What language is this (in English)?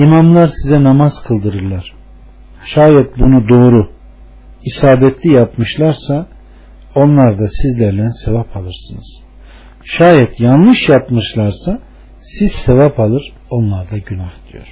Turkish